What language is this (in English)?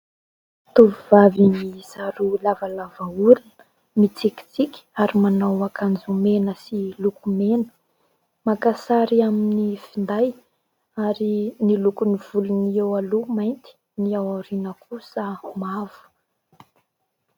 Malagasy